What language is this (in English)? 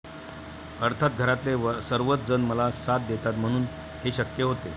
Marathi